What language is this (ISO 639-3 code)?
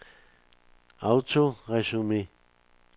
dan